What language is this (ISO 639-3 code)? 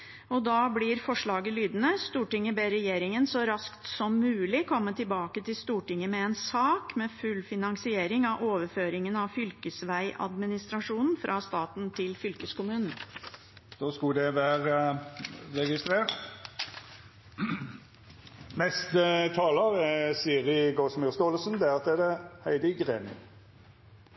nor